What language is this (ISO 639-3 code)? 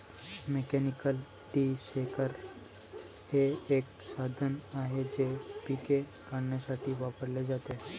mar